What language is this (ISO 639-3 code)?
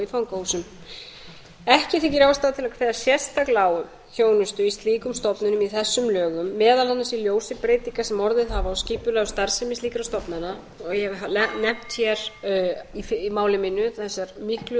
isl